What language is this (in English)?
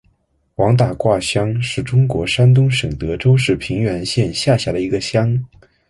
Chinese